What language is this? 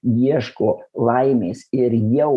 Lithuanian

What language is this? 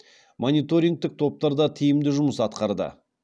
Kazakh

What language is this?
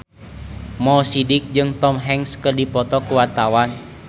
Sundanese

